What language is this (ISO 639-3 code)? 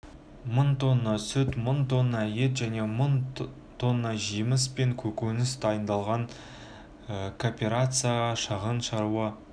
kaz